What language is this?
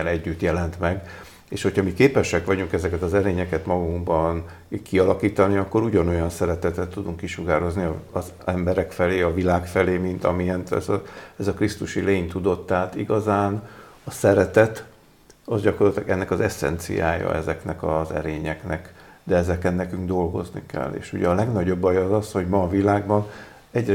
Hungarian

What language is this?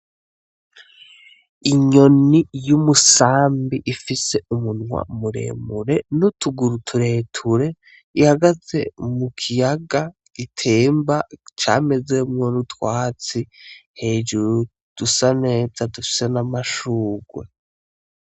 Rundi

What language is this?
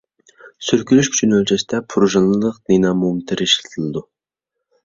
Uyghur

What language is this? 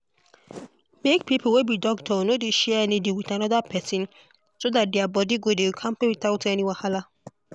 Nigerian Pidgin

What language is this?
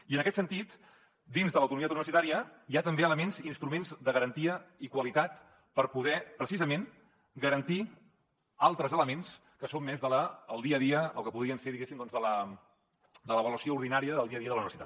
Catalan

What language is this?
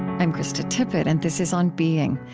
English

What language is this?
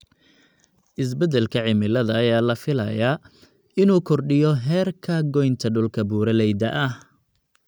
Somali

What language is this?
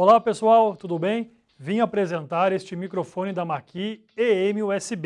Portuguese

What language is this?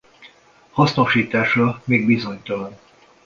Hungarian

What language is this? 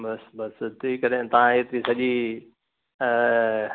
Sindhi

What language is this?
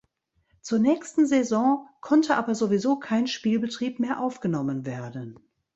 German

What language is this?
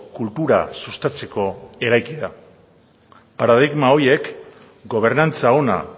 Basque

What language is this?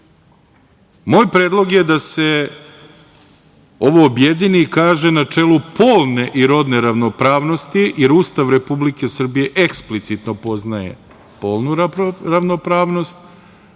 Serbian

